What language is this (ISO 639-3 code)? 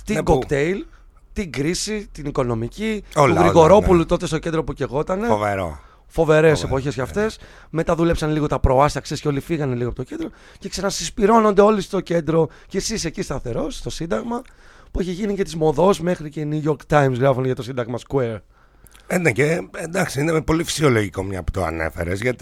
ell